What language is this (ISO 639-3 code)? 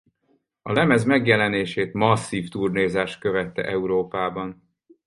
hun